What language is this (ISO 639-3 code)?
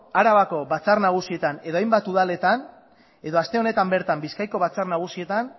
eus